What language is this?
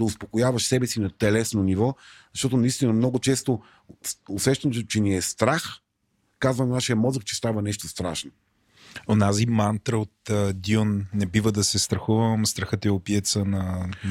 Bulgarian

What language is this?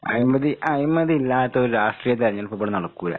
Malayalam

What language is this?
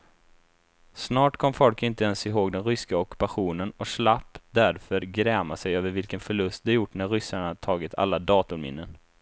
Swedish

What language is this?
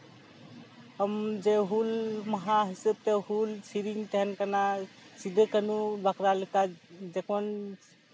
Santali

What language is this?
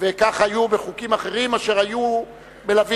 Hebrew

